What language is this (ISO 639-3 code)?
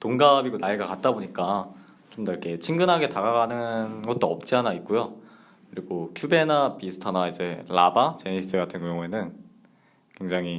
kor